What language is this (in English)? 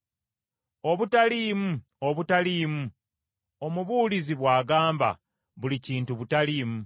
Ganda